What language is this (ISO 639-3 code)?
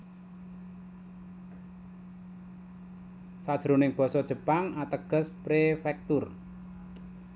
jav